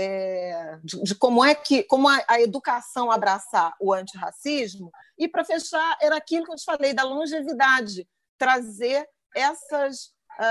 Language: Portuguese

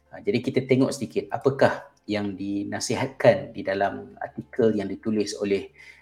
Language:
Malay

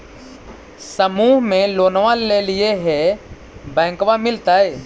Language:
Magahi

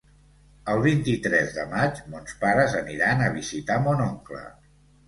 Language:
Catalan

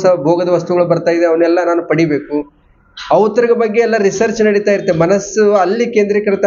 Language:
Kannada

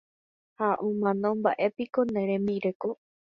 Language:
Guarani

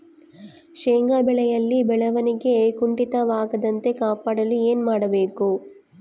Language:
Kannada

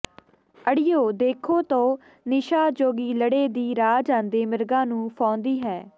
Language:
Punjabi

